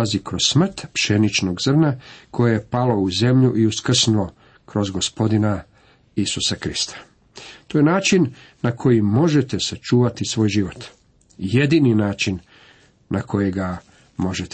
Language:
Croatian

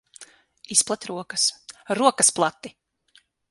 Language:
Latvian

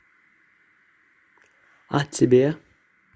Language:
Russian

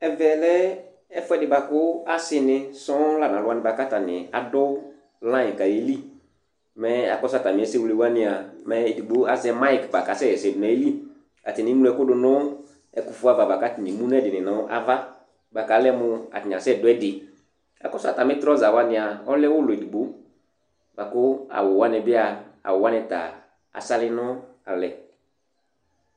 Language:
Ikposo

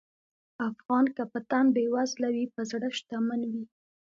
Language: Pashto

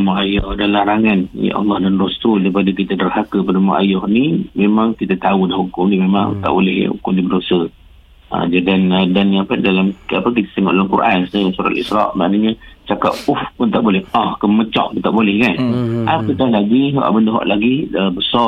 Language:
Malay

